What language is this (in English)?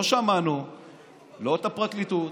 Hebrew